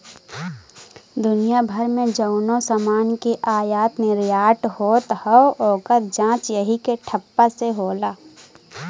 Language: Bhojpuri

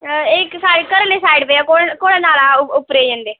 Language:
Dogri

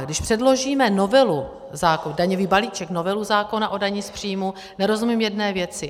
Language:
Czech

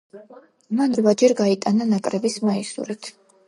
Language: Georgian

